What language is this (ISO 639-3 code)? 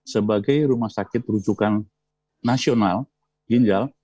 ind